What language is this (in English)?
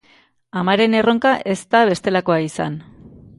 Basque